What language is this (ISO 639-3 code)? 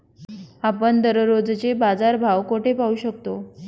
mar